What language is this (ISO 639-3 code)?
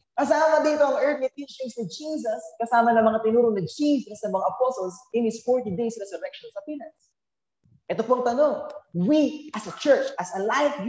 fil